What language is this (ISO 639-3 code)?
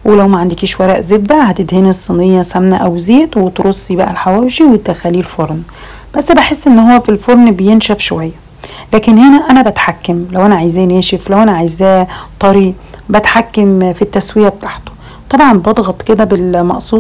ara